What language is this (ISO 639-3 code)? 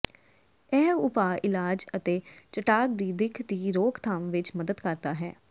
pan